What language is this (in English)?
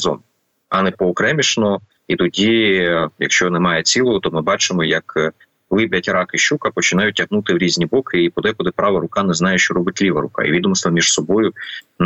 Ukrainian